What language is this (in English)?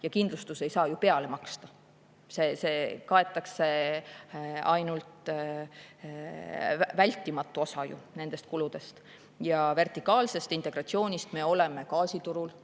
Estonian